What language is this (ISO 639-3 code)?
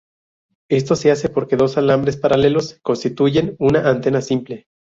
spa